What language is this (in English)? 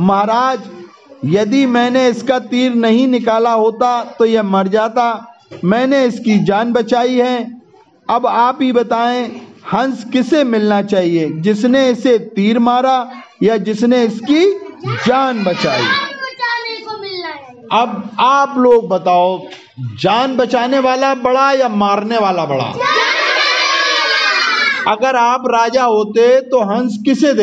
Hindi